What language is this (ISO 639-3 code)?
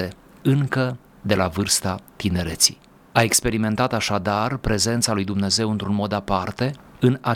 ron